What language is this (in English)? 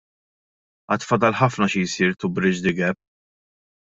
Maltese